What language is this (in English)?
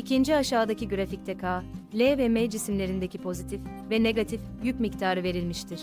Turkish